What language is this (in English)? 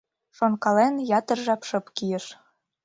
Mari